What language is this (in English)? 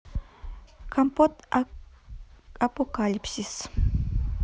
Russian